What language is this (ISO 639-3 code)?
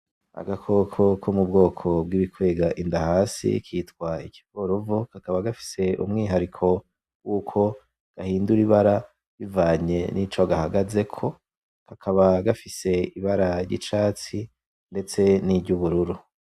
run